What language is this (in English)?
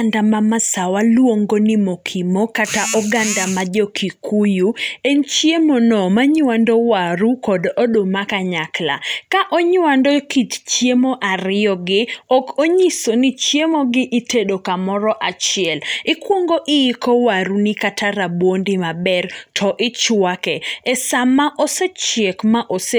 Luo (Kenya and Tanzania)